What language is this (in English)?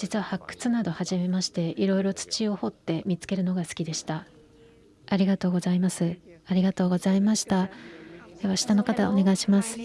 Japanese